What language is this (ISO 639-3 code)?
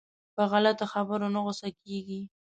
pus